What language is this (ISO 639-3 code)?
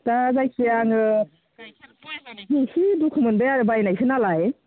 brx